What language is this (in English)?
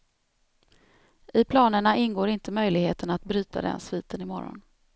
Swedish